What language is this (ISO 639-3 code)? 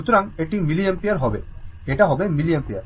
ben